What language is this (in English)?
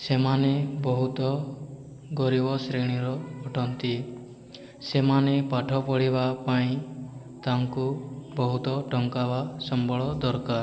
Odia